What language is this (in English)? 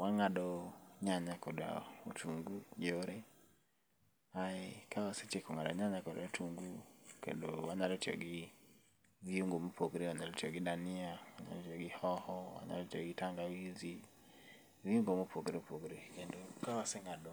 Luo (Kenya and Tanzania)